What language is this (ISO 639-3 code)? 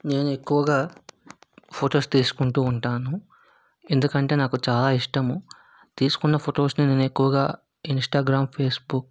tel